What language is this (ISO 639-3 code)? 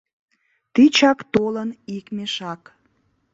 chm